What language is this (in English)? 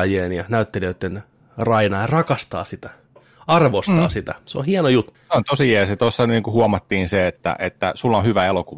Finnish